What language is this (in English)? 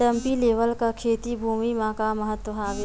Chhattisgarhi